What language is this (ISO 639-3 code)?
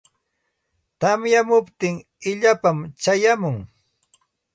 qxt